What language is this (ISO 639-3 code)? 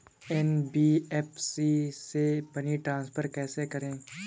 hin